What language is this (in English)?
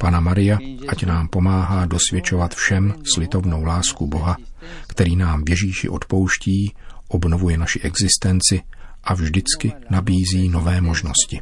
Czech